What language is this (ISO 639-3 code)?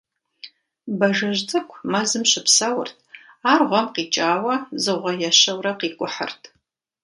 kbd